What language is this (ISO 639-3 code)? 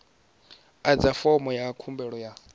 ven